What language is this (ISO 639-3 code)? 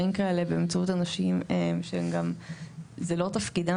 heb